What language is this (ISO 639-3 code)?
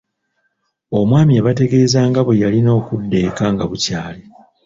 lug